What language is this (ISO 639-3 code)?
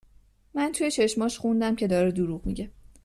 fas